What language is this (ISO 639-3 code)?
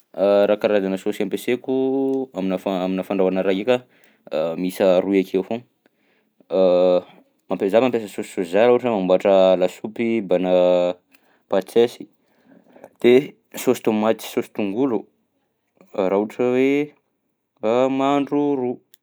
bzc